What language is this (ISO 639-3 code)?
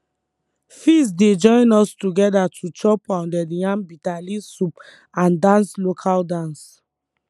pcm